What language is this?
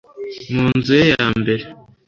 Kinyarwanda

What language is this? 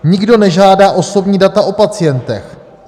Czech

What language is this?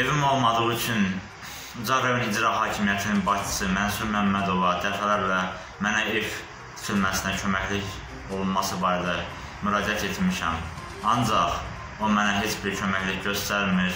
Turkish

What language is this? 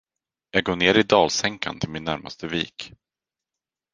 Swedish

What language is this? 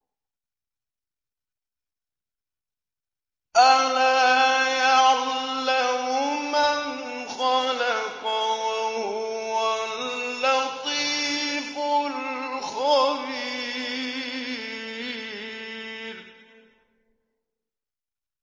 Arabic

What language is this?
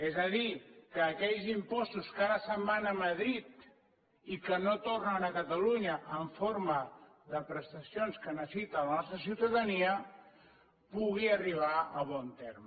Catalan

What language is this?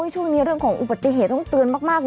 Thai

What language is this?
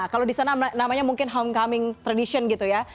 Indonesian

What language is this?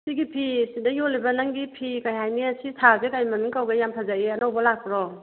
Manipuri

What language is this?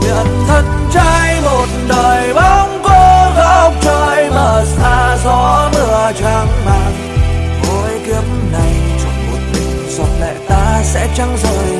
Vietnamese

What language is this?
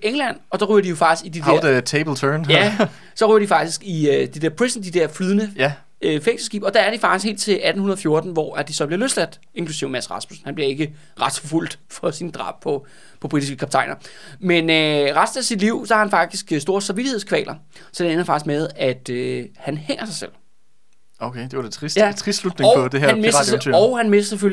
Danish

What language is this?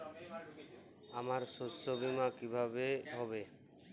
Bangla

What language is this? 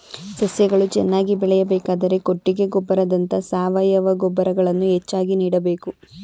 Kannada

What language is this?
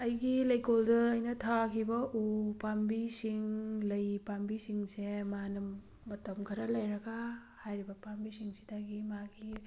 Manipuri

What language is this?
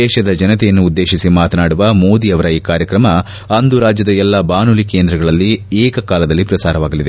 Kannada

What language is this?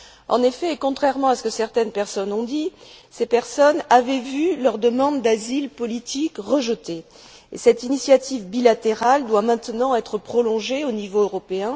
French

